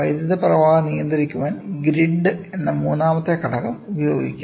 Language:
Malayalam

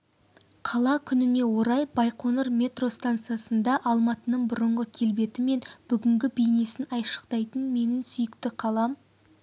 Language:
Kazakh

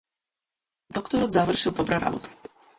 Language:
Macedonian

